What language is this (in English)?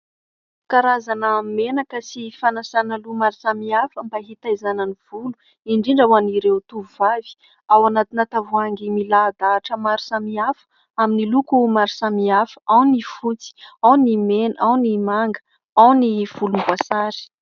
Malagasy